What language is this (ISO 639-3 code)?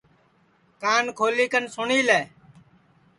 ssi